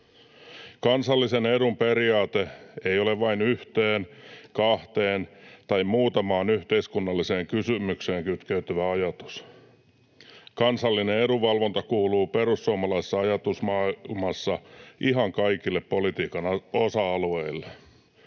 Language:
Finnish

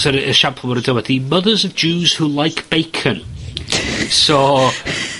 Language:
Welsh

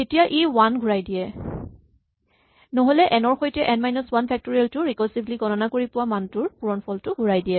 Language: Assamese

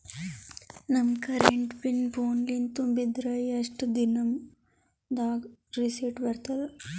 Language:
Kannada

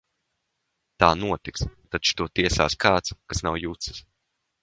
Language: Latvian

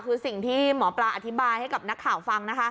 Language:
Thai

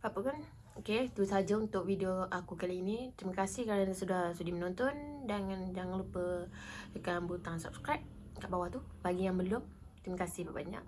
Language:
Malay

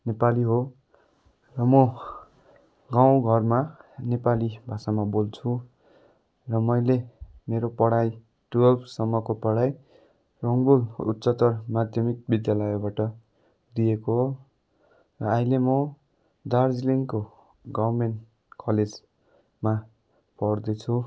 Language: Nepali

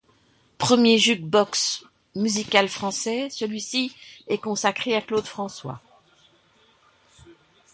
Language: French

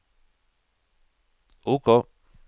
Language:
Norwegian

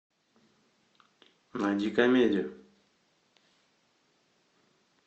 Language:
Russian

